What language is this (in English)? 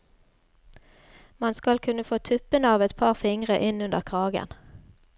Norwegian